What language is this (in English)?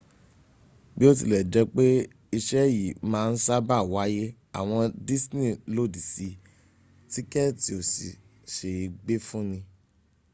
Yoruba